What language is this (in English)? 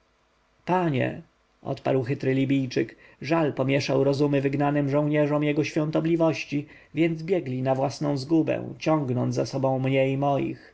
Polish